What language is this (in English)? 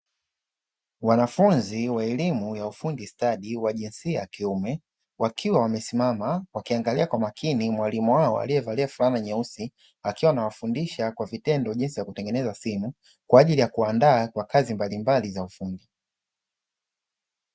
Swahili